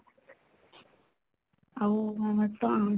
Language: Odia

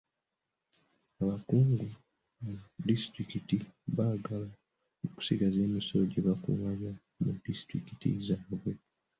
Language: Ganda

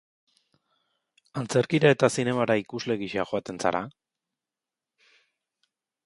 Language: Basque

